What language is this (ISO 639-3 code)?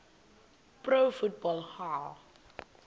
xho